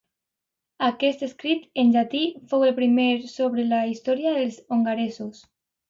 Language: Catalan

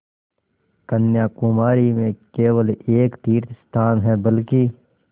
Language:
Hindi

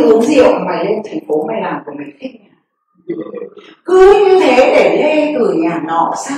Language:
Vietnamese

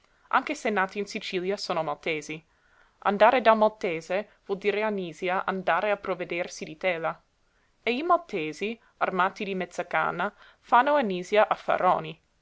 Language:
Italian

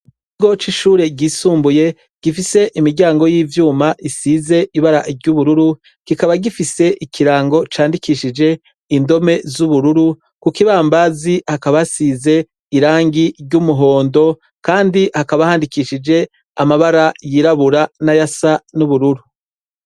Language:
Rundi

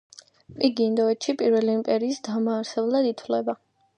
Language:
Georgian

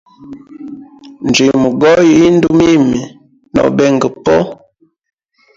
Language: Hemba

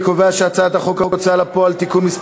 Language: Hebrew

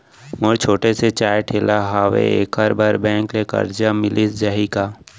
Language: Chhattisgarhi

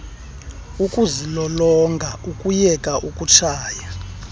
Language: Xhosa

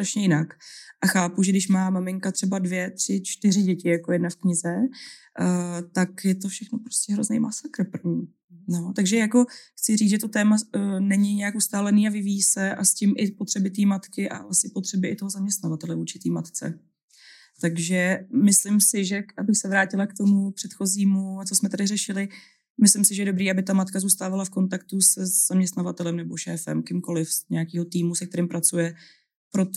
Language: Czech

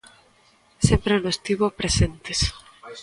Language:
Galician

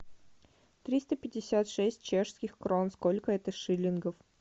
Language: Russian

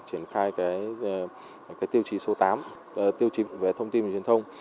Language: Vietnamese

